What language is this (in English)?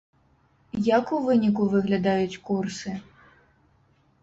Belarusian